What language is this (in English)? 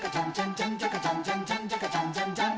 Japanese